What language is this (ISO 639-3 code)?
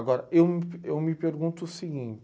por